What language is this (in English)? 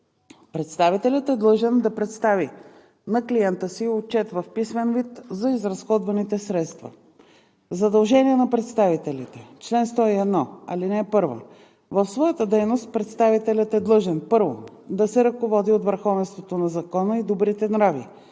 Bulgarian